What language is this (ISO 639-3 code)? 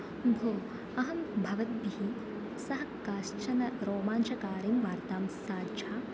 san